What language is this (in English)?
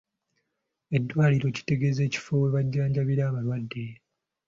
Ganda